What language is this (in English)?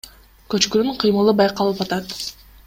Kyrgyz